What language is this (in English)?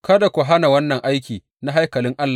Hausa